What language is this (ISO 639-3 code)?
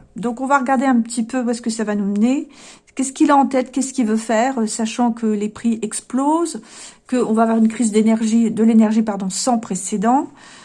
fra